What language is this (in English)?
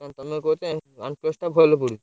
Odia